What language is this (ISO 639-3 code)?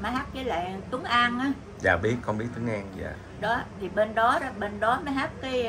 vie